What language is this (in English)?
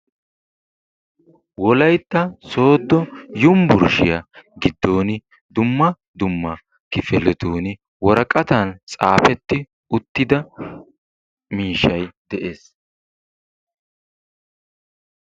Wolaytta